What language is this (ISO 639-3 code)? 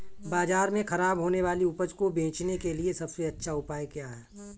hin